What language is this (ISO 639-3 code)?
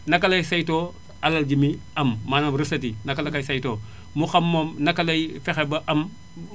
wol